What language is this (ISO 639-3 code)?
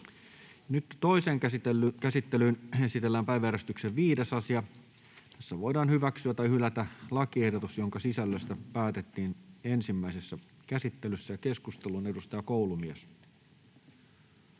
fin